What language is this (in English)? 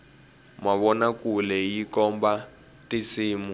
Tsonga